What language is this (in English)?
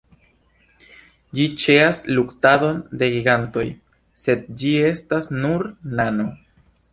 Esperanto